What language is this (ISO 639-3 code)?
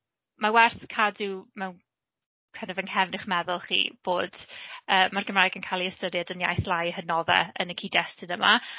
cym